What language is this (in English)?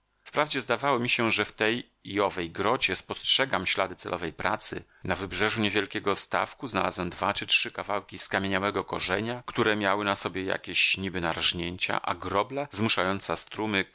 Polish